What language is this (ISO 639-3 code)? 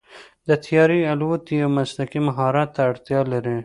pus